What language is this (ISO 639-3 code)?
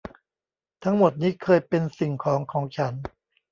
tha